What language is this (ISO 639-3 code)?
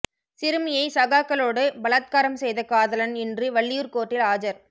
tam